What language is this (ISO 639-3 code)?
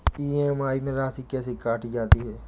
hin